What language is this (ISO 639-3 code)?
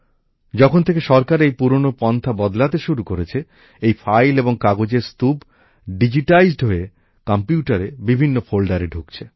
ben